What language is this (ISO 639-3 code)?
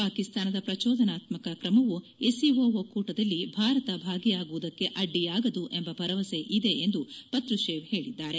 kan